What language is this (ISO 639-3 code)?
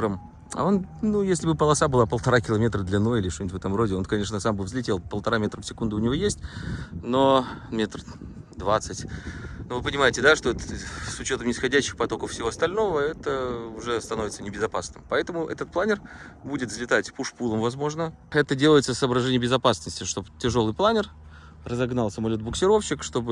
rus